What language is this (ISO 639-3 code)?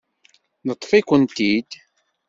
kab